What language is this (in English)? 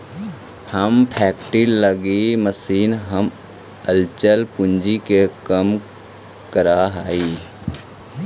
Magahi